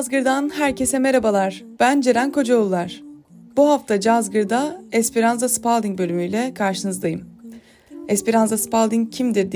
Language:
Turkish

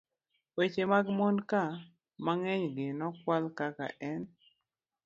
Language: Luo (Kenya and Tanzania)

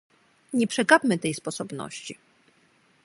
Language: Polish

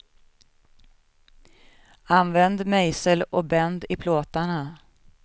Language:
Swedish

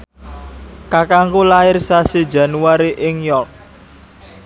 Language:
Javanese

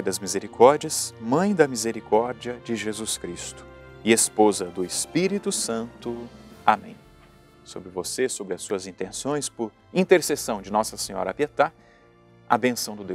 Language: Portuguese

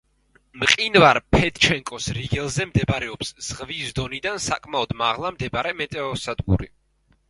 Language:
Georgian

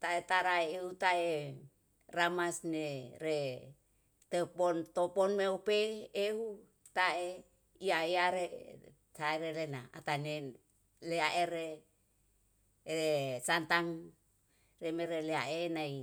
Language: Yalahatan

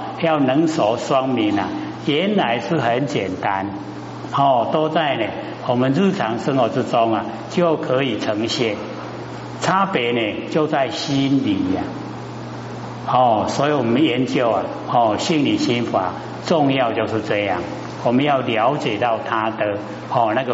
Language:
Chinese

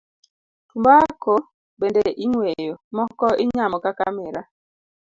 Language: Luo (Kenya and Tanzania)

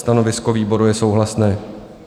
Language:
Czech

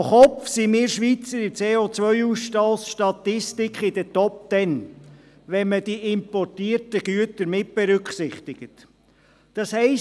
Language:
Swiss German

